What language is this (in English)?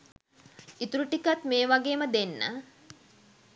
Sinhala